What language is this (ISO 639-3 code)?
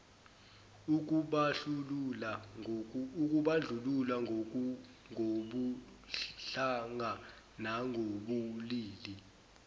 zul